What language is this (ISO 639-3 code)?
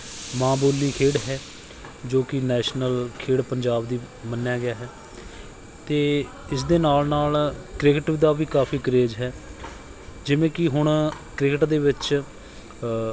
pan